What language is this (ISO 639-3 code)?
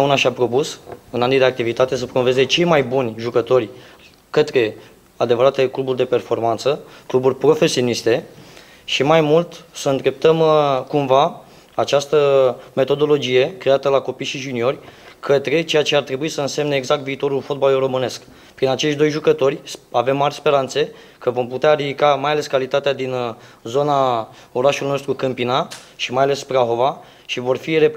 ron